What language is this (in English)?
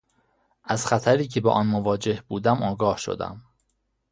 Persian